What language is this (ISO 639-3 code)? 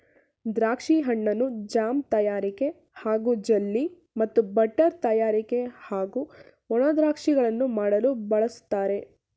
kan